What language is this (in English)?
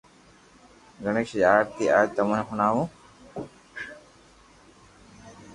Loarki